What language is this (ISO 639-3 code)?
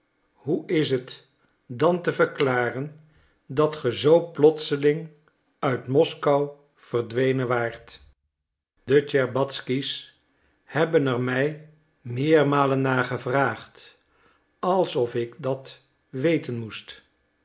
nld